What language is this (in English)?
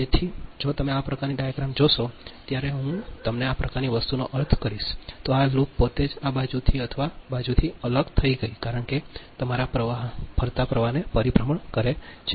Gujarati